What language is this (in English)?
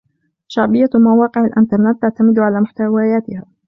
Arabic